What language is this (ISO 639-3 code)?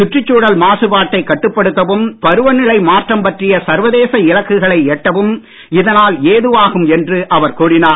tam